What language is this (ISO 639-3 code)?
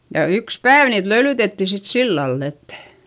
fin